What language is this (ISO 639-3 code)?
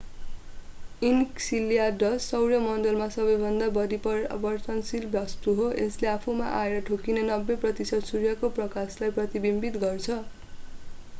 nep